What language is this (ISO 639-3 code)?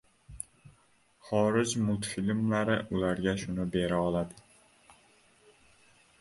uzb